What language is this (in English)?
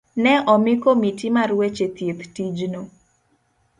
Luo (Kenya and Tanzania)